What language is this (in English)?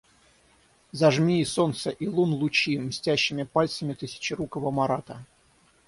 Russian